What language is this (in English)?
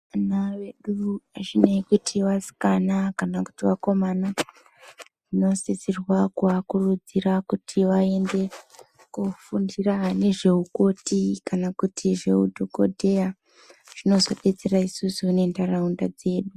Ndau